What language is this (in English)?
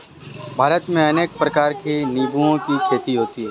Hindi